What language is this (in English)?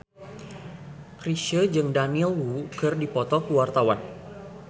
Sundanese